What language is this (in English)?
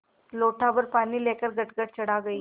Hindi